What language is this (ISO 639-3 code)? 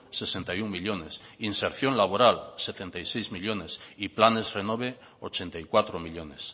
spa